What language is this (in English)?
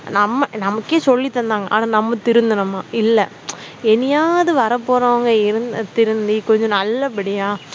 Tamil